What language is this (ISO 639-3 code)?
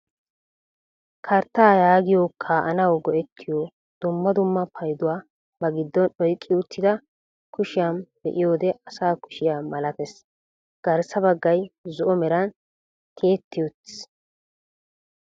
wal